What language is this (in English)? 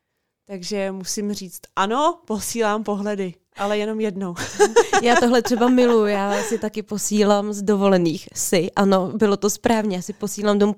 Czech